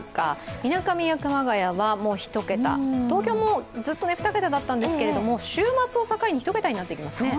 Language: Japanese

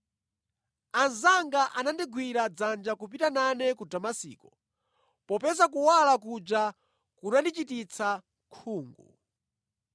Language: Nyanja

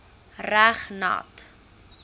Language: Afrikaans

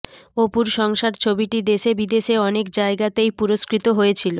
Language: Bangla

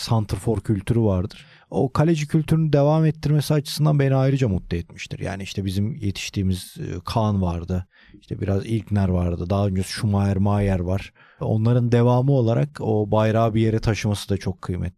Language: Turkish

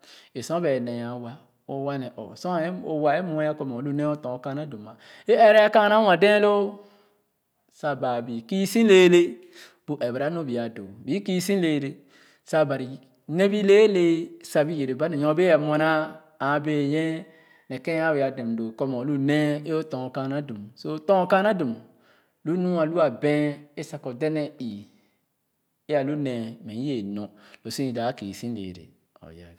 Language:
Khana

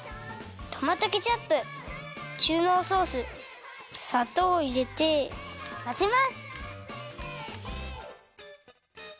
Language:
Japanese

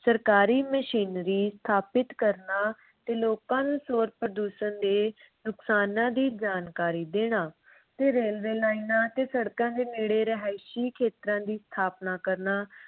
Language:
Punjabi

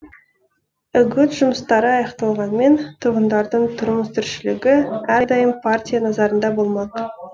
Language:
Kazakh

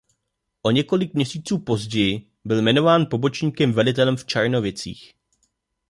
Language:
Czech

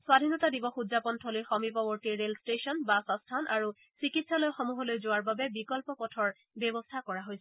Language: Assamese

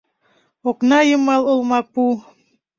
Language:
Mari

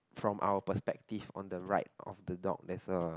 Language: English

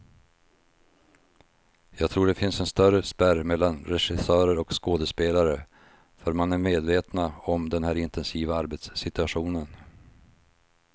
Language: Swedish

